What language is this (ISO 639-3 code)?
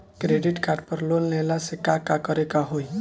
bho